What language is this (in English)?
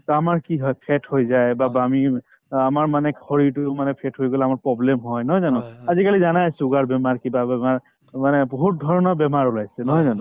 Assamese